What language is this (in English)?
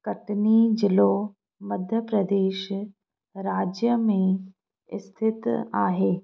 Sindhi